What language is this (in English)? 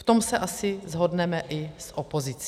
Czech